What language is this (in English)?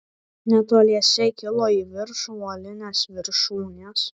Lithuanian